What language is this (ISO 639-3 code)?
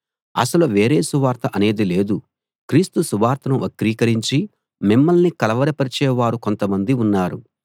tel